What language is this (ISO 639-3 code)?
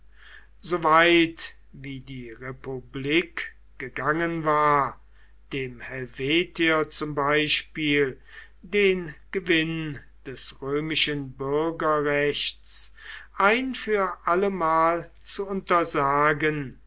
deu